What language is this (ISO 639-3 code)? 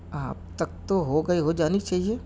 urd